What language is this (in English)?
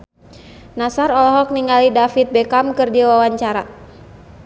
Sundanese